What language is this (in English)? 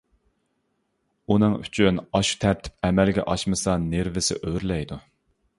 Uyghur